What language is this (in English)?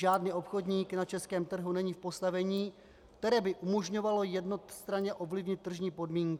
Czech